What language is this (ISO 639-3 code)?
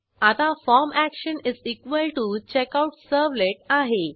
mar